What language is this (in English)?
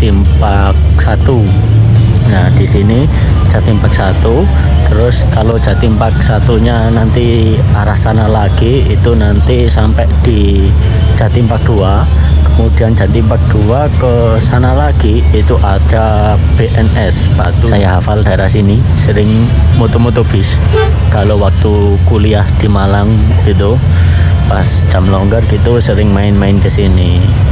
Indonesian